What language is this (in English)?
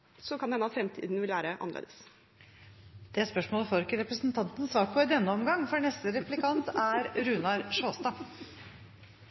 Norwegian